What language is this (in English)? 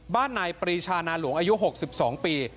Thai